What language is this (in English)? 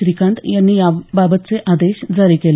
Marathi